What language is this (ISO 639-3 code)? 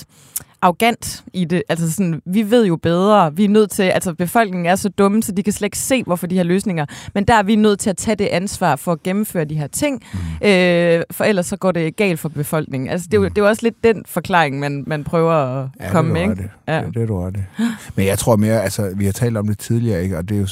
dan